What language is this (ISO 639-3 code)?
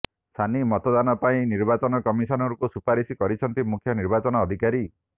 ori